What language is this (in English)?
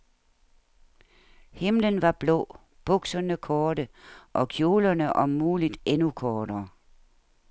Danish